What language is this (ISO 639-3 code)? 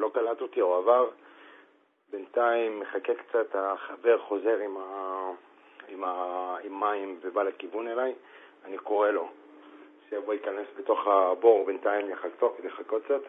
heb